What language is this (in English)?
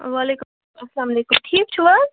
Kashmiri